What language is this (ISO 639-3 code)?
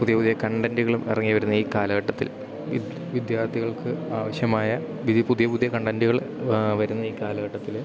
mal